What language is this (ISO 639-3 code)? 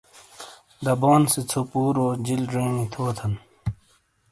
scl